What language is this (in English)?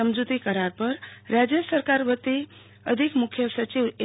Gujarati